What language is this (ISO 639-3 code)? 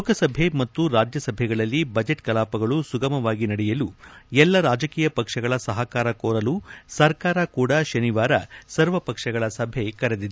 kan